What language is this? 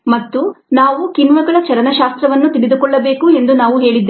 Kannada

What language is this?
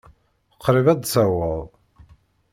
Kabyle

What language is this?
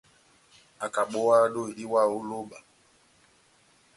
Batanga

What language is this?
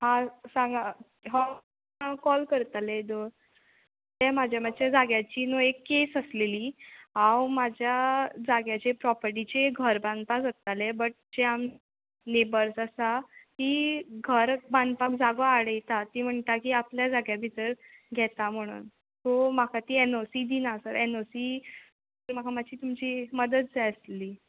Konkani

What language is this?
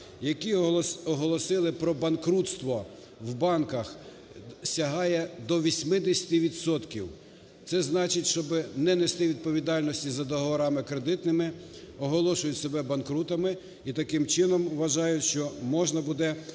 Ukrainian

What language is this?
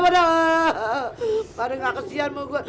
Indonesian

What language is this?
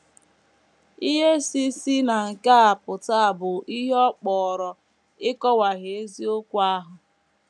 Igbo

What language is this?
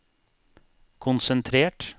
Norwegian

